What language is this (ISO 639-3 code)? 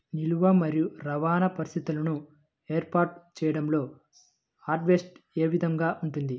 tel